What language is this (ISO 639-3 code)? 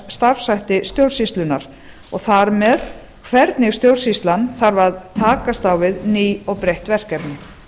isl